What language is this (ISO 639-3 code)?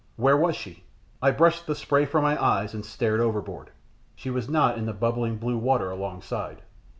eng